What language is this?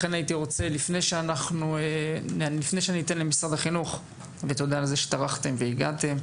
Hebrew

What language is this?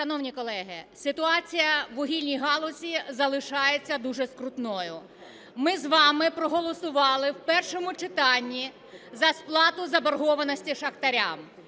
Ukrainian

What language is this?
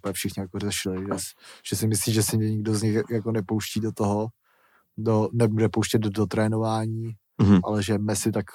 Czech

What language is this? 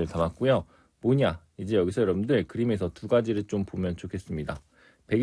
Korean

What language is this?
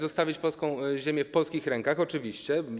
Polish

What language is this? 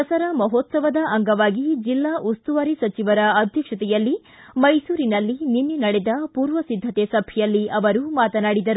Kannada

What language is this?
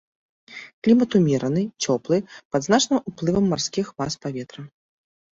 Belarusian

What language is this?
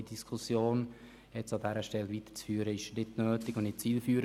Swiss German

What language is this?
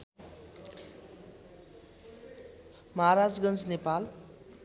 Nepali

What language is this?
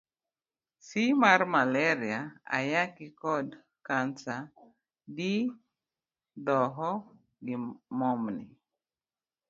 Luo (Kenya and Tanzania)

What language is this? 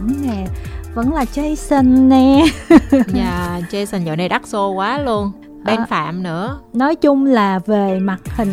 Vietnamese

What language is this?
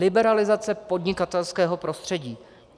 Czech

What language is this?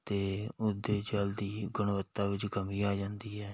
Punjabi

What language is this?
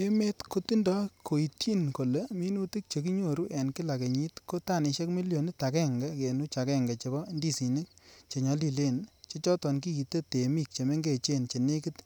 Kalenjin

